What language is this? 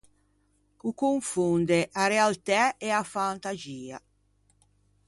Ligurian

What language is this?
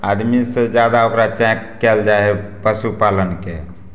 Maithili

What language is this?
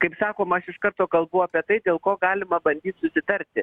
Lithuanian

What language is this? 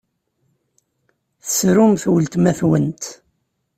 Kabyle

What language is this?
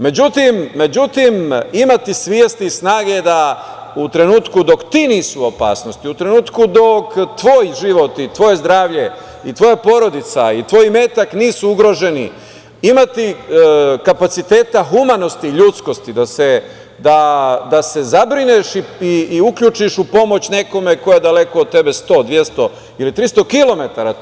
Serbian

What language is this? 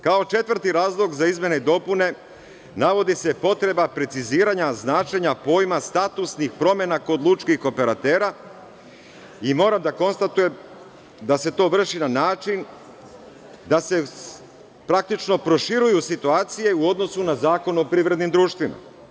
Serbian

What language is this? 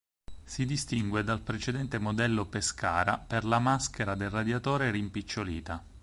Italian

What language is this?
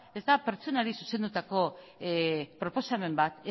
Basque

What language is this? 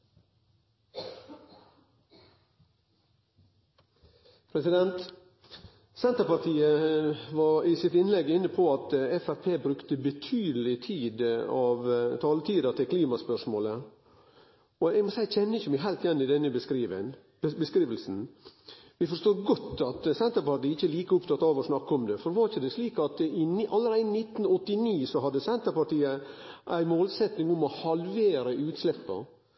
Norwegian Nynorsk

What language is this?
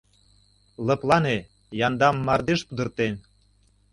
Mari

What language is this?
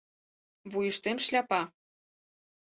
Mari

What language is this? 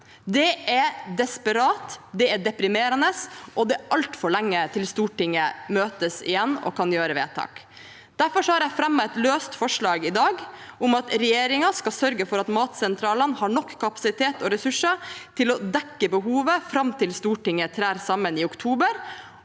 Norwegian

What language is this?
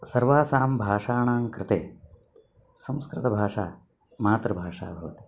Sanskrit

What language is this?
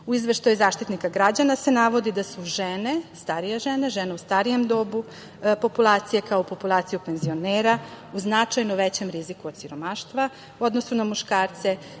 Serbian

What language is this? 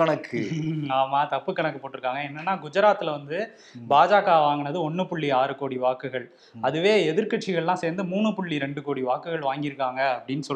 Tamil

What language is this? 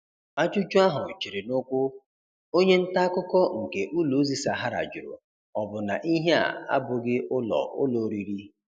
Igbo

